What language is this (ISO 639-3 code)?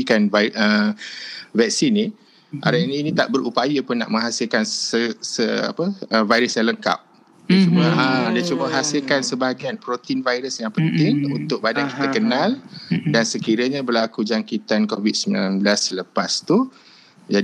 msa